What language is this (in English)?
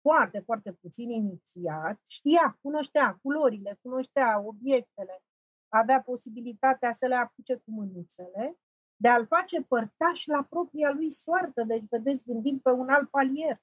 Romanian